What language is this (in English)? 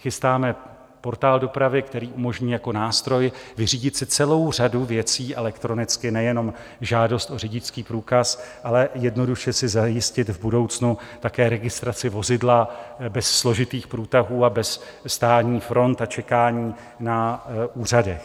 Czech